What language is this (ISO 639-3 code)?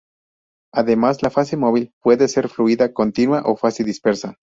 spa